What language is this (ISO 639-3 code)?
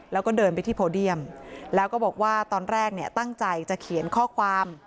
tha